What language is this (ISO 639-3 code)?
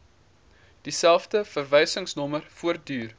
afr